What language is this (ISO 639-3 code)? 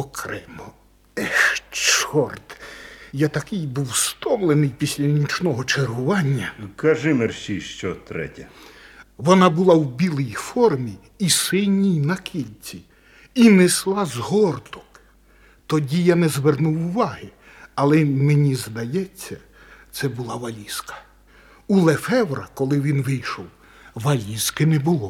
ukr